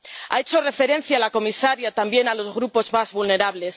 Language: Spanish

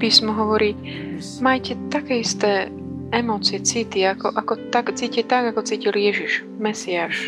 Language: Slovak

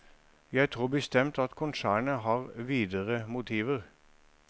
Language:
Norwegian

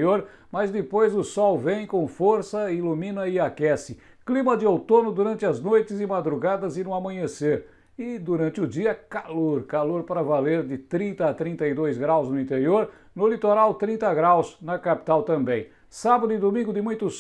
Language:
Portuguese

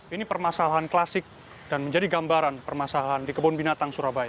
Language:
Indonesian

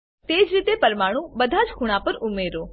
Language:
Gujarati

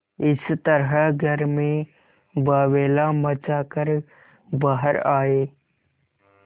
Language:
Hindi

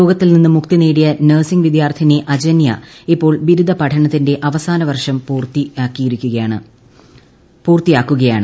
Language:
Malayalam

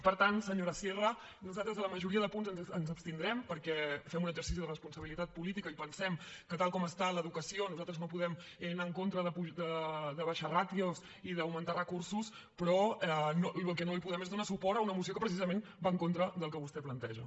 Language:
Catalan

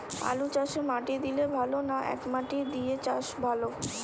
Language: Bangla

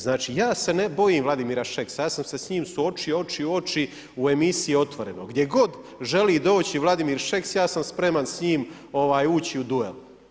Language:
Croatian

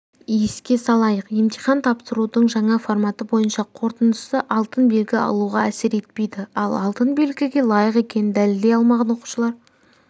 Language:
Kazakh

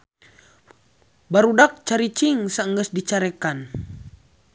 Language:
Sundanese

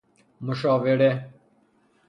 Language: Persian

